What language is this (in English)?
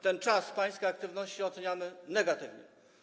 Polish